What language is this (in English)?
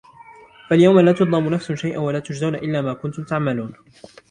Arabic